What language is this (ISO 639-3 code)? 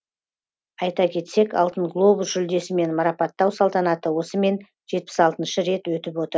kaz